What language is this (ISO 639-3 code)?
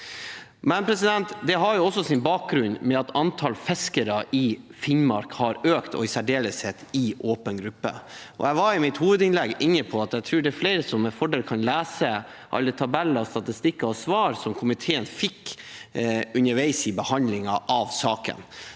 nor